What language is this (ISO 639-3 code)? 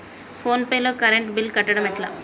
tel